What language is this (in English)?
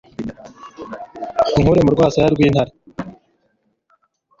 Kinyarwanda